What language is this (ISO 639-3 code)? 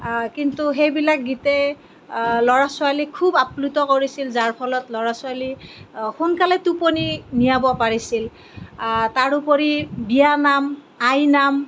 asm